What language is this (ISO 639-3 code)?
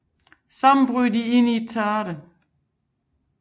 dan